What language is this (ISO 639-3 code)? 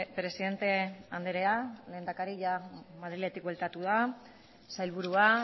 eus